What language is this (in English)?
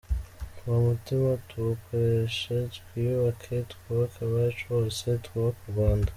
Kinyarwanda